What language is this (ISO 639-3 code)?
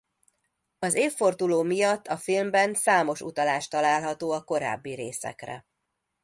hun